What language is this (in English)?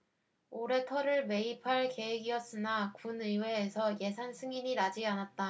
Korean